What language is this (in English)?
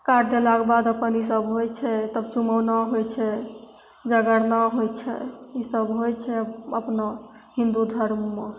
Maithili